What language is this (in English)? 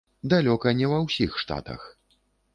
Belarusian